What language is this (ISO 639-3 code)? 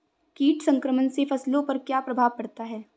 hin